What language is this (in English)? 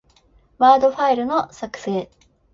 Japanese